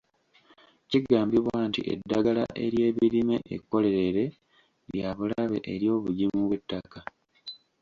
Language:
Ganda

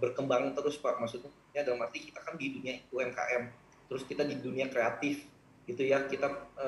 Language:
Indonesian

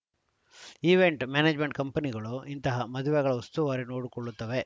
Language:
Kannada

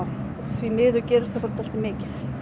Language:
Icelandic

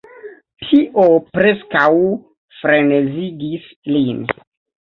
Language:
Esperanto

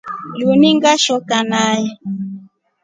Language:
Rombo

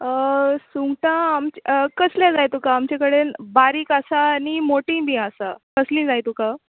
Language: Konkani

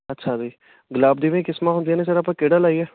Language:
Punjabi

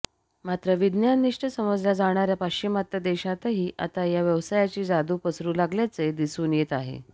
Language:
Marathi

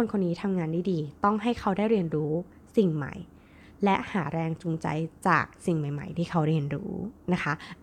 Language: Thai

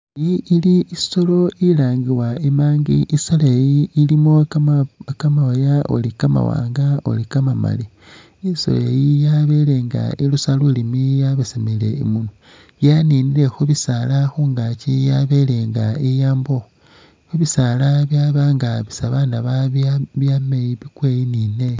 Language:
Masaaba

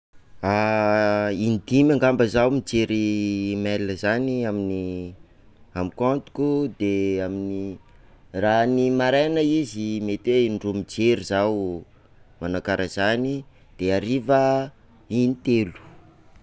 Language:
Sakalava Malagasy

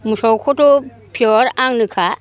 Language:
Bodo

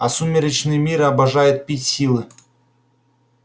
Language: Russian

